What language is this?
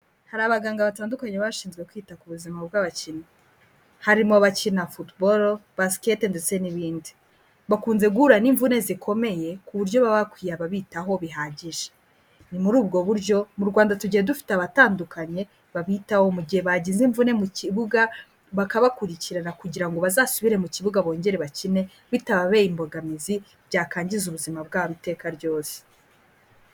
Kinyarwanda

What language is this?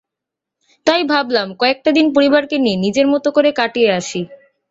Bangla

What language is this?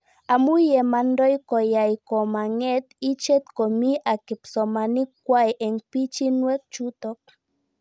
Kalenjin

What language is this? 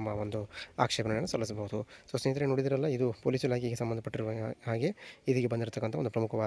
Kannada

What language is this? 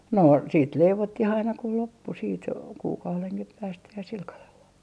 Finnish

